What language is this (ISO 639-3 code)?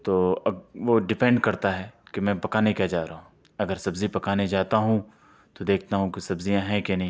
urd